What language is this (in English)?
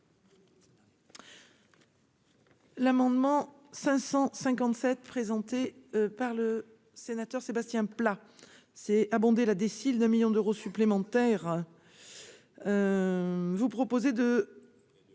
French